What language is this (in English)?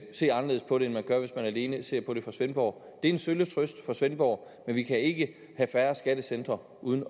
Danish